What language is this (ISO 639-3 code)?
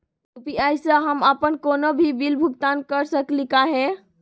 mag